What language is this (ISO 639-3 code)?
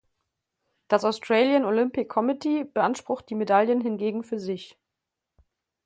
deu